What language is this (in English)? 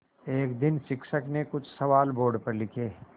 Hindi